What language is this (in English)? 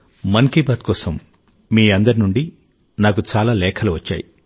Telugu